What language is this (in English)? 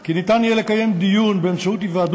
Hebrew